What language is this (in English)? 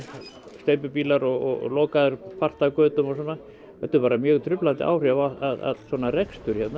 Icelandic